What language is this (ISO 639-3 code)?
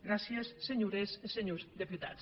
cat